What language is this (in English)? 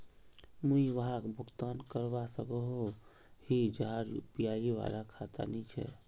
Magahi